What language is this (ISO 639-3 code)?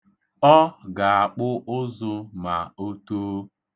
ibo